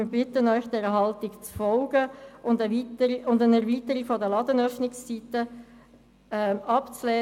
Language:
Swiss German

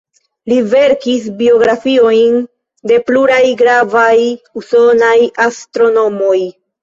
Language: Esperanto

